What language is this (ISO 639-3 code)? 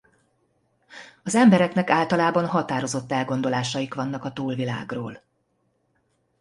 hun